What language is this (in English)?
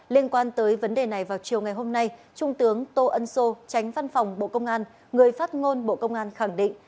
Vietnamese